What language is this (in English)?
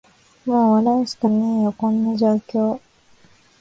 Japanese